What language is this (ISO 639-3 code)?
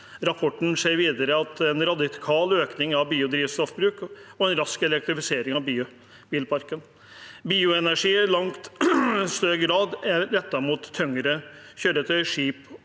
nor